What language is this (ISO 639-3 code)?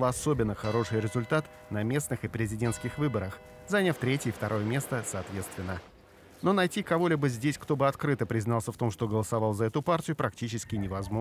rus